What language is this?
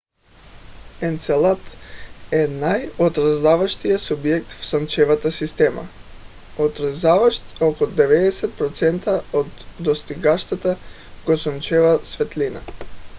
Bulgarian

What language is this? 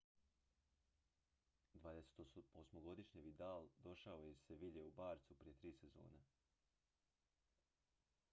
Croatian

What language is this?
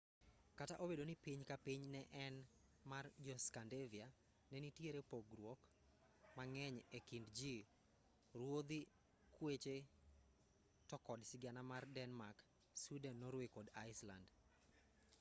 Luo (Kenya and Tanzania)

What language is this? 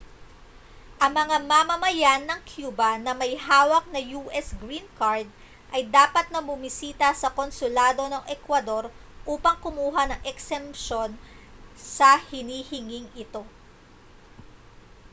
Filipino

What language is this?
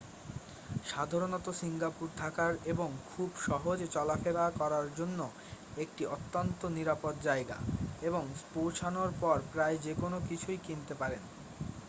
Bangla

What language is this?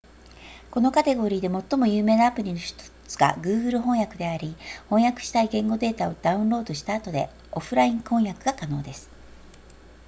Japanese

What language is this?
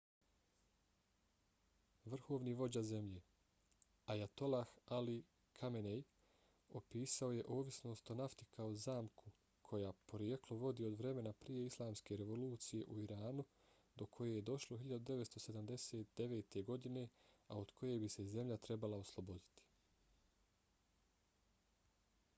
Bosnian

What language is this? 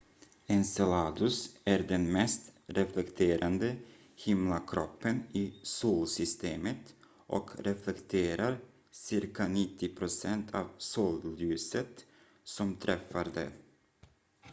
Swedish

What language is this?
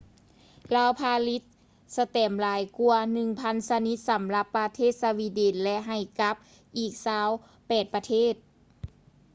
Lao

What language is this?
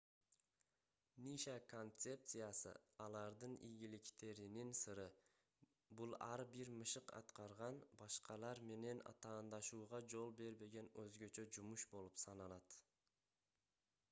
Kyrgyz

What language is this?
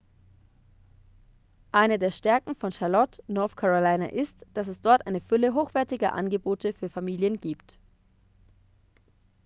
German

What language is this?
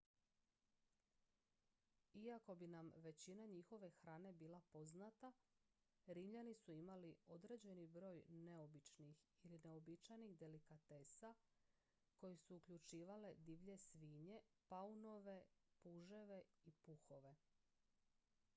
Croatian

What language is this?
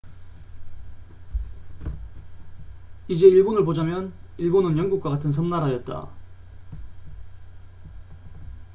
Korean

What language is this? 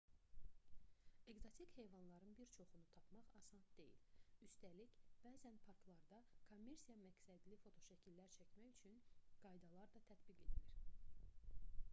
Azerbaijani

